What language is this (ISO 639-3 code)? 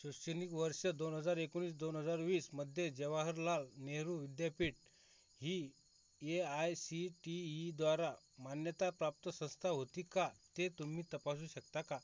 mar